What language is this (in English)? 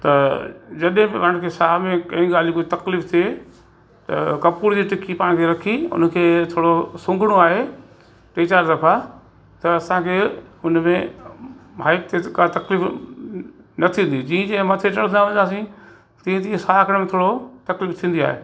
Sindhi